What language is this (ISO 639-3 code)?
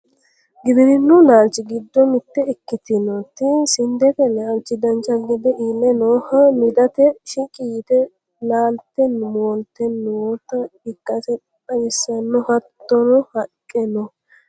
sid